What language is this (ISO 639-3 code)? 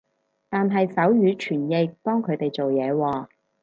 yue